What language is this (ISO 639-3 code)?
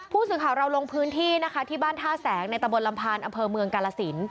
tha